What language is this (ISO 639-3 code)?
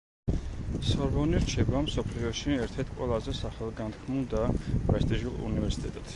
kat